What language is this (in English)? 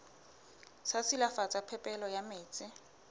Southern Sotho